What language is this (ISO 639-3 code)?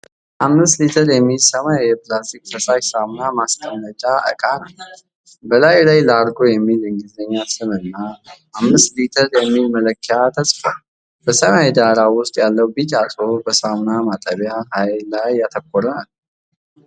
amh